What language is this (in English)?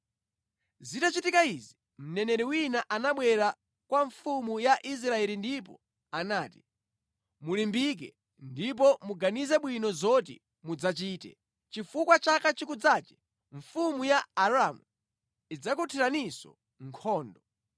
Nyanja